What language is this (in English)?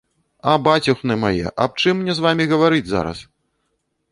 Belarusian